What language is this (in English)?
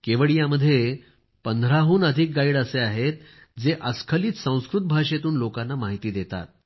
Marathi